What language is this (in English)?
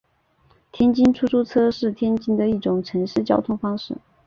Chinese